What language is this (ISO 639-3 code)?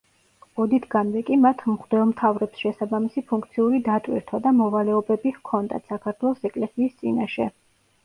kat